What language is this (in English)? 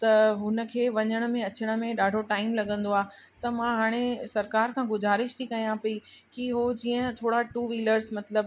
Sindhi